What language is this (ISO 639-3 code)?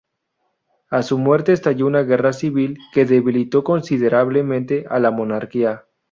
spa